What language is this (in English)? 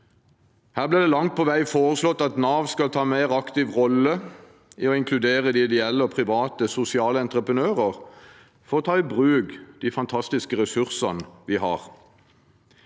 Norwegian